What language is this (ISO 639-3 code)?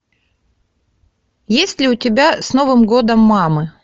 rus